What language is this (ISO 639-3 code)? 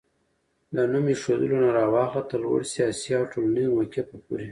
pus